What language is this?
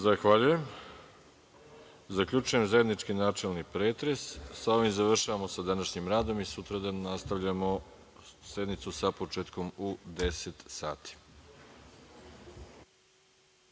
Serbian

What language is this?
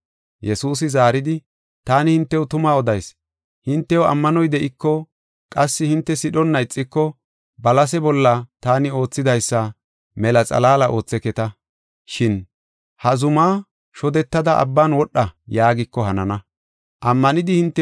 Gofa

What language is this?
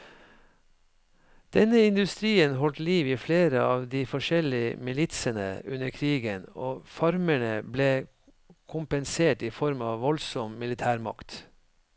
Norwegian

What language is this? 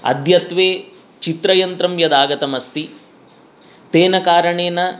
Sanskrit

